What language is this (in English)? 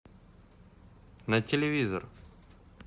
Russian